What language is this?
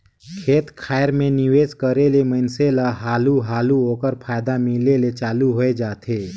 Chhattisgarhi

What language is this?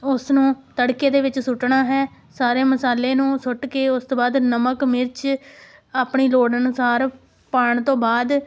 Punjabi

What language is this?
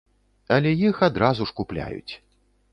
Belarusian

